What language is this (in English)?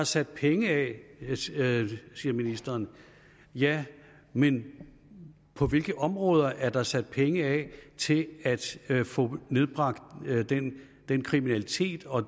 Danish